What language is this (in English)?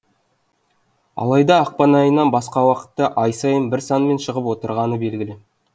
Kazakh